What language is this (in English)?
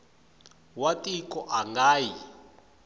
Tsonga